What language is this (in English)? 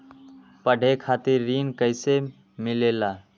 Magahi